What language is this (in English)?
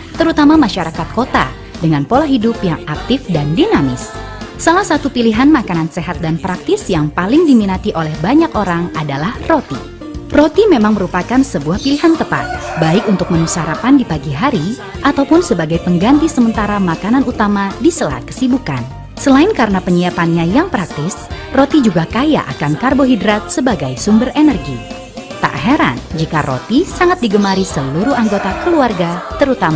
Indonesian